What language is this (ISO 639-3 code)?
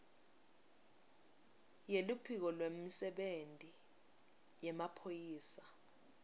ssw